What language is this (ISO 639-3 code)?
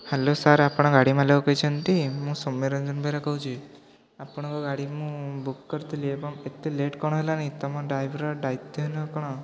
ori